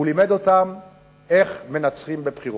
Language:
Hebrew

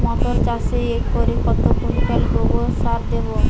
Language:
Bangla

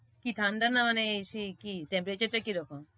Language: Bangla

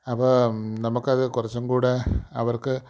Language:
Malayalam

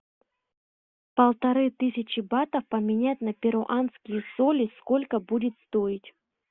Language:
Russian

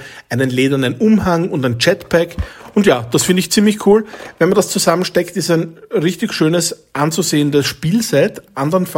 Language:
German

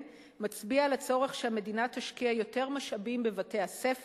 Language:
Hebrew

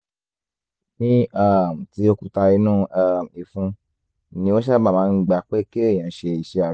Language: Yoruba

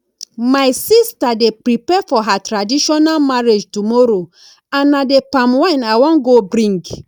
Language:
Nigerian Pidgin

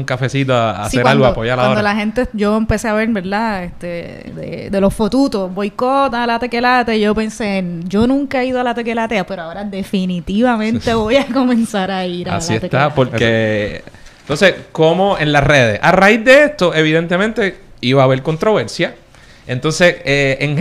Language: Spanish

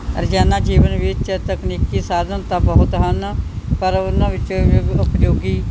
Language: Punjabi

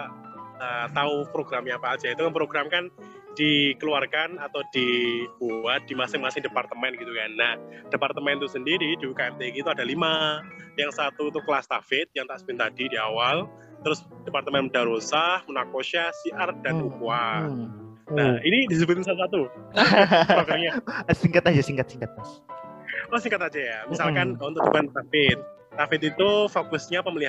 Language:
Indonesian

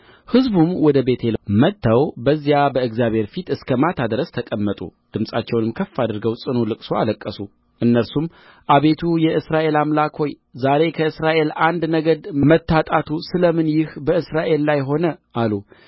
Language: Amharic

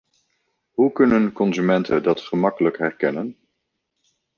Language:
Dutch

